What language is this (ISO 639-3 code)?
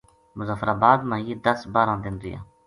gju